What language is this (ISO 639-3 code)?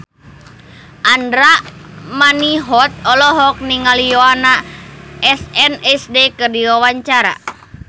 sun